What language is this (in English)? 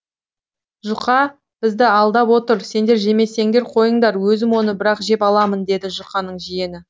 Kazakh